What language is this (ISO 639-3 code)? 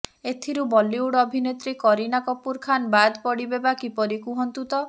ori